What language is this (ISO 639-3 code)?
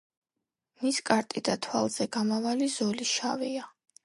kat